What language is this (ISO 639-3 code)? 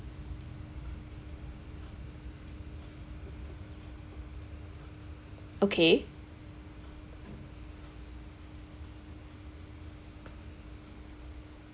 eng